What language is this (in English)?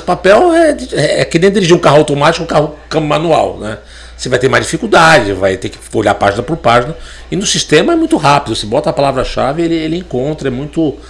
Portuguese